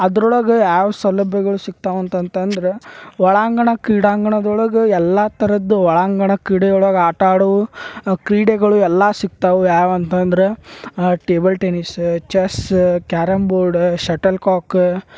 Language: Kannada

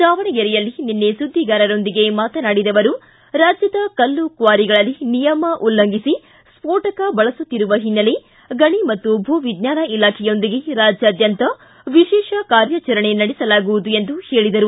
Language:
Kannada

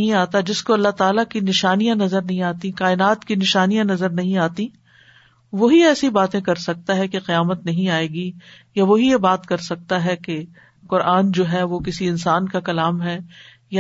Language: Urdu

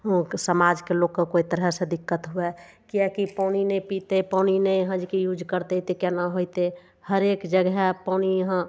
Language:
Maithili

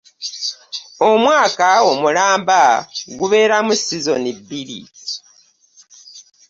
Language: Ganda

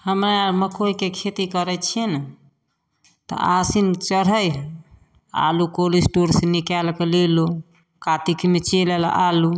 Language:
Maithili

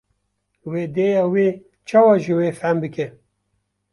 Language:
Kurdish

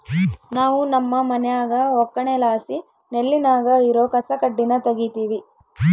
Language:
Kannada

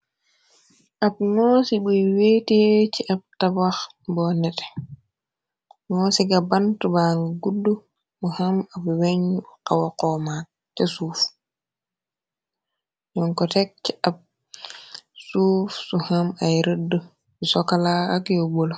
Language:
Wolof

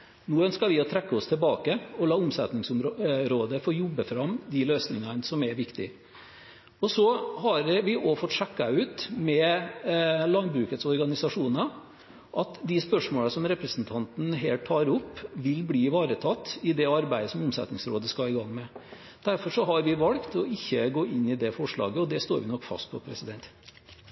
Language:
Norwegian Bokmål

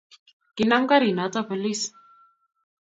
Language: Kalenjin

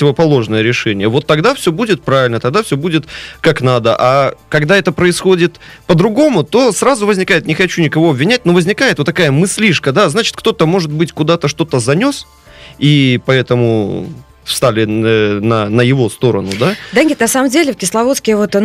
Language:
Russian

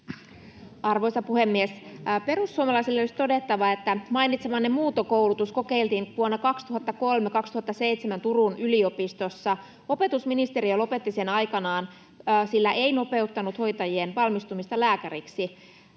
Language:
Finnish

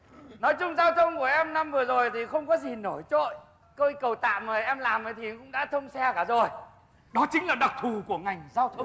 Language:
Vietnamese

